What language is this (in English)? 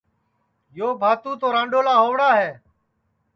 Sansi